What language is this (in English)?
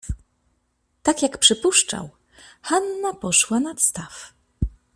Polish